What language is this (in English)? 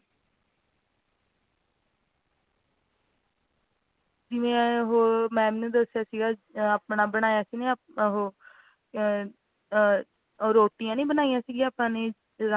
Punjabi